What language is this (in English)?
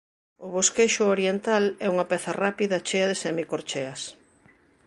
Galician